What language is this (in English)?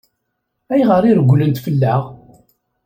Kabyle